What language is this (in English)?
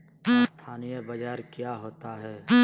Magahi